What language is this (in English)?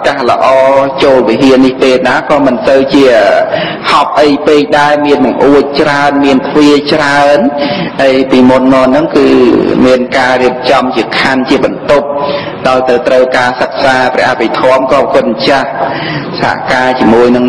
Thai